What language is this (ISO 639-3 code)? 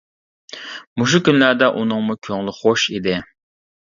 uig